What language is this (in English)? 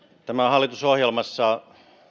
Finnish